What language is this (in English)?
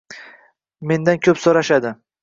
Uzbek